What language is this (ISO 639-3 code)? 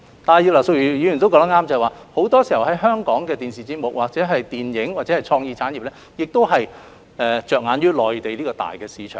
yue